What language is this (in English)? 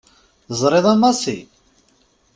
Kabyle